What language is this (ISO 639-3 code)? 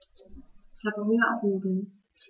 deu